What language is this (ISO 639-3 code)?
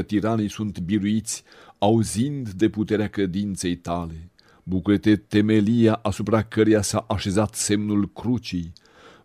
ron